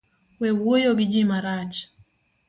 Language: Luo (Kenya and Tanzania)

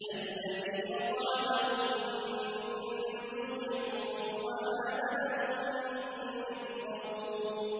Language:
Arabic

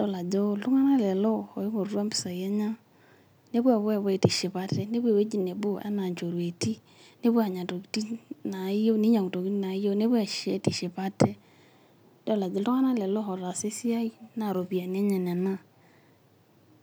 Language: Masai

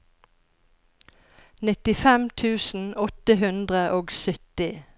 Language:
Norwegian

